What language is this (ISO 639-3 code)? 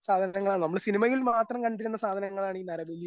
mal